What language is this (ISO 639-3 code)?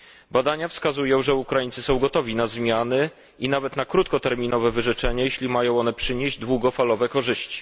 pol